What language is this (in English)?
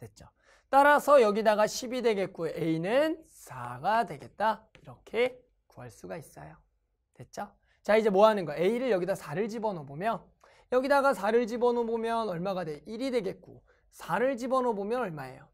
Korean